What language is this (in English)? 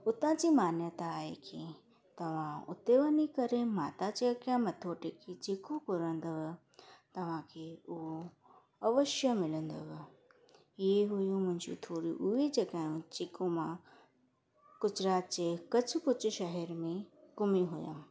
Sindhi